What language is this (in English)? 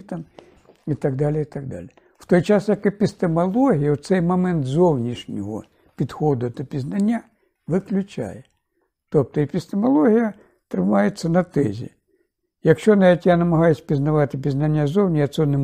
Ukrainian